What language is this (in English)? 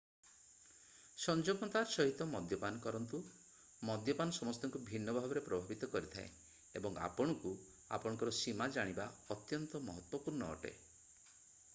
Odia